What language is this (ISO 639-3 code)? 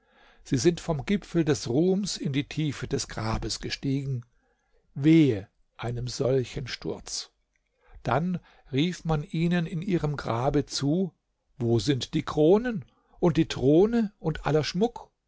deu